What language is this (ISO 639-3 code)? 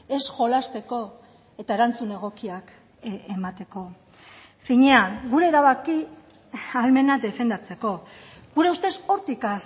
eus